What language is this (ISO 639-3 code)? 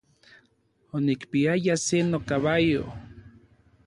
nlv